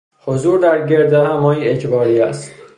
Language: Persian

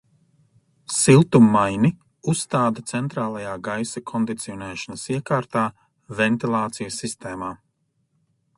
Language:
Latvian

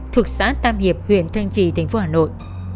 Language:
Vietnamese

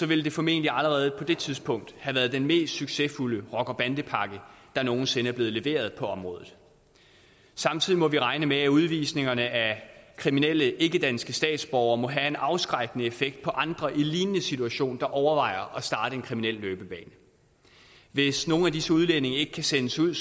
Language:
Danish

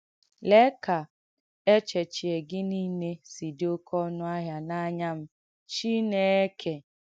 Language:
Igbo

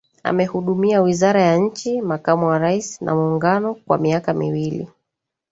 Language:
Swahili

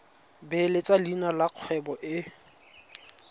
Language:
Tswana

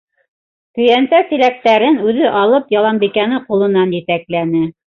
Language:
Bashkir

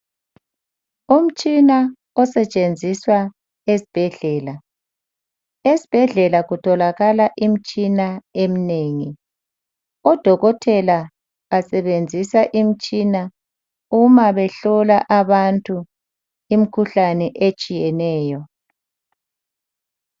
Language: North Ndebele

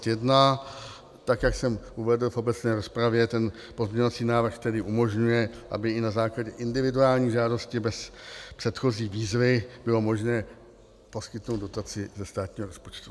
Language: Czech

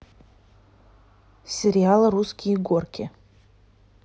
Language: Russian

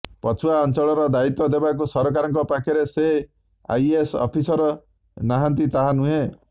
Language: Odia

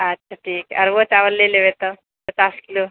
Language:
Maithili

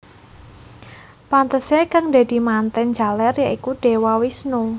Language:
Javanese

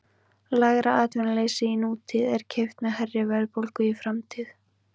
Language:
Icelandic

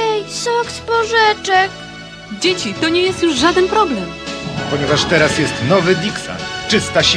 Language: Polish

